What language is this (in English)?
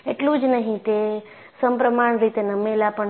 Gujarati